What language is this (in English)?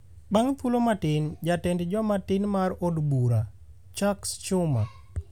Luo (Kenya and Tanzania)